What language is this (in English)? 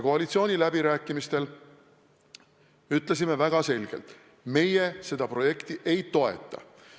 Estonian